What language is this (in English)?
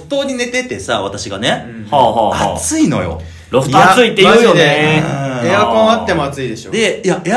Japanese